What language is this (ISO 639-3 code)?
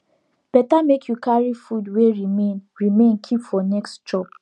pcm